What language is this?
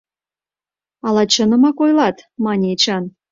Mari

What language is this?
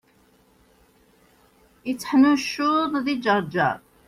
Kabyle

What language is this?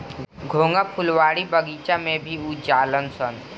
Bhojpuri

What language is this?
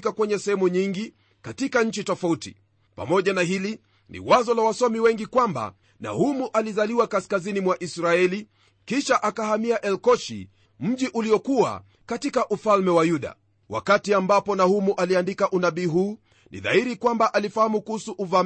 Swahili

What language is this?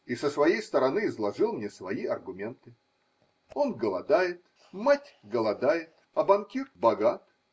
Russian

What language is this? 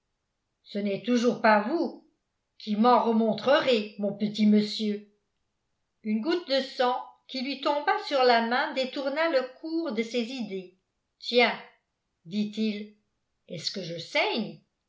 French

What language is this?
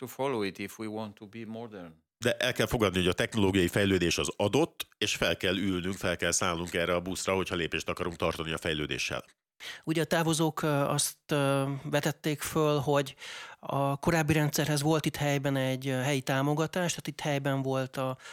Hungarian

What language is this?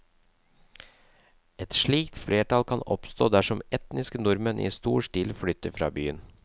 Norwegian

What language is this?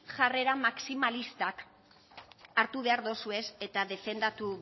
Basque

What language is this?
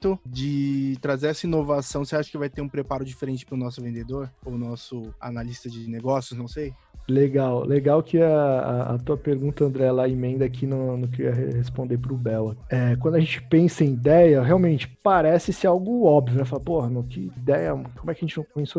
Portuguese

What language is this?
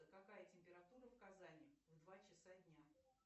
Russian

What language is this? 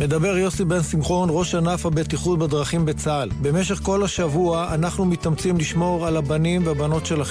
Hebrew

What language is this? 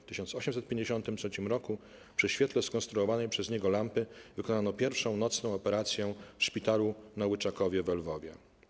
Polish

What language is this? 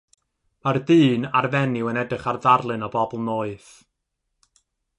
Welsh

